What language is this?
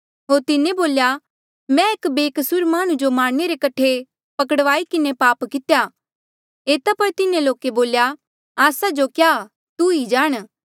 Mandeali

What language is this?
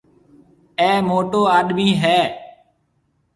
Marwari (Pakistan)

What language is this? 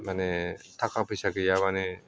Bodo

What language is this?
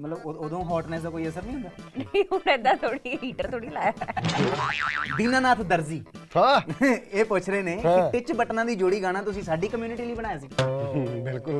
Punjabi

